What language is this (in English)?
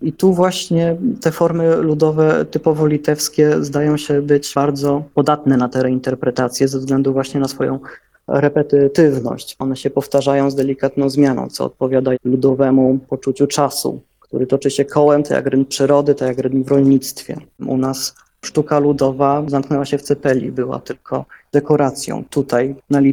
Polish